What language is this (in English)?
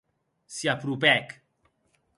Occitan